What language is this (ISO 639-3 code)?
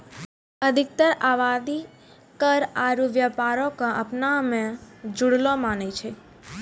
mai